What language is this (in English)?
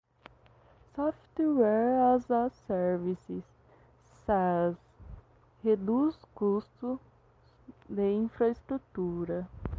Portuguese